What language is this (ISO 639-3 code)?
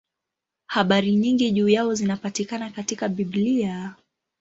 swa